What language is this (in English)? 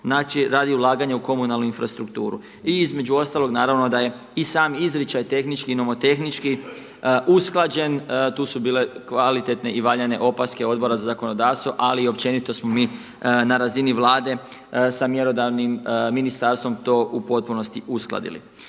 Croatian